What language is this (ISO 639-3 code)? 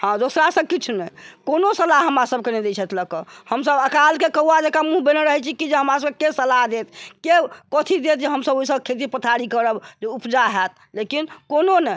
mai